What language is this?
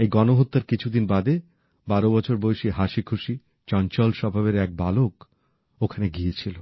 Bangla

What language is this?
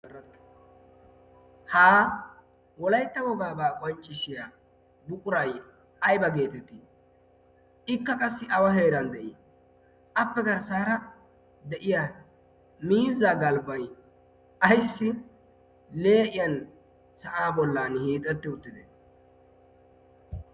Wolaytta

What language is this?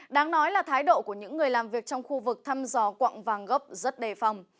Vietnamese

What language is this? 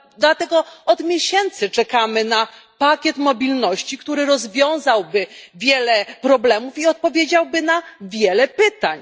Polish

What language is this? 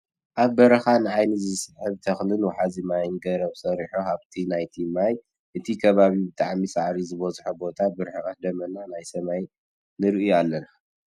Tigrinya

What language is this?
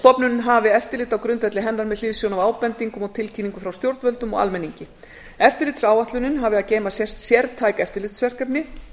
Icelandic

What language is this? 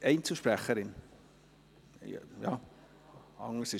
Swiss German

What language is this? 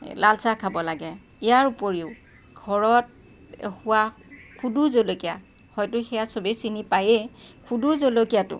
Assamese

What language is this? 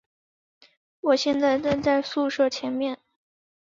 Chinese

